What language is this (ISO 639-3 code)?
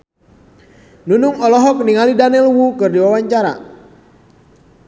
sun